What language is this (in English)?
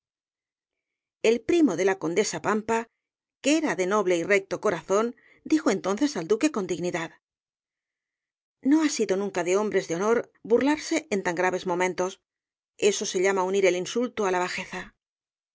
Spanish